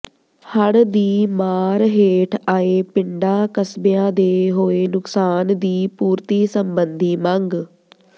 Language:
Punjabi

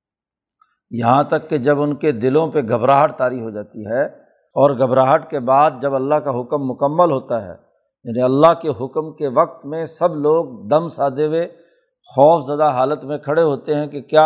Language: Urdu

